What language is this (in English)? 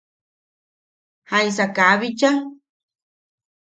Yaqui